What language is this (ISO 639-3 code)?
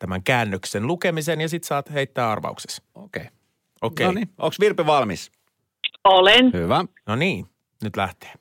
fin